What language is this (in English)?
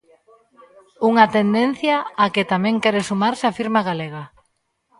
Galician